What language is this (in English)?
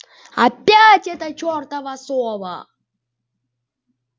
Russian